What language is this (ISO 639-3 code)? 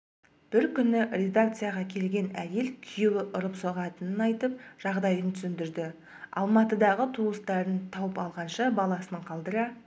kaz